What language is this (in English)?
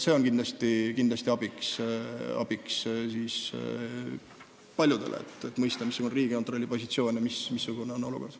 Estonian